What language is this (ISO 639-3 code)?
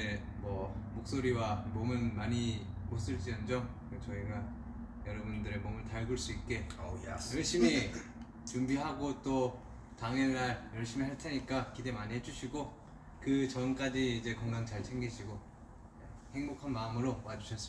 kor